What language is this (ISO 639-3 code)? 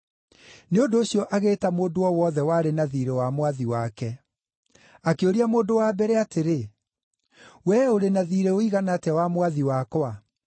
kik